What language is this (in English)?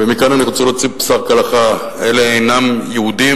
Hebrew